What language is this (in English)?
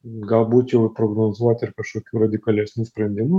Lithuanian